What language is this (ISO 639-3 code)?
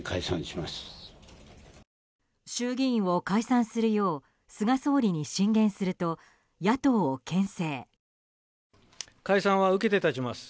jpn